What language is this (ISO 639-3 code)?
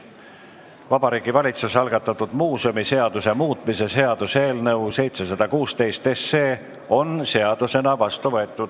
est